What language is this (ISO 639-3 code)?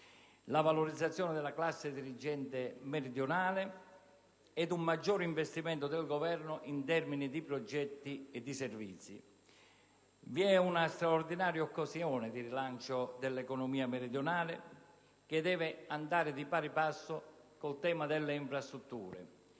ita